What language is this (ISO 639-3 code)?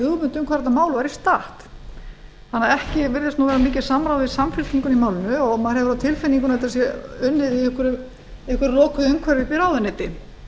isl